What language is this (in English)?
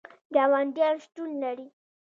Pashto